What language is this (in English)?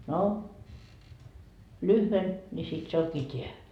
Finnish